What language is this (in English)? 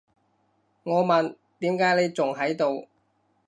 Cantonese